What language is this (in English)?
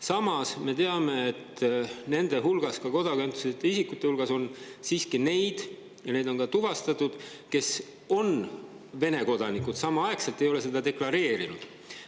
Estonian